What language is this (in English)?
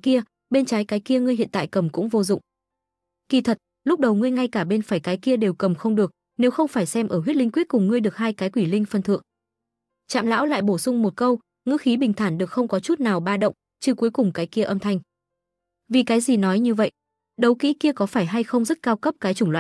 Vietnamese